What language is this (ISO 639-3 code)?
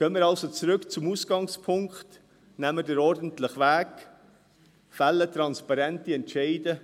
gsw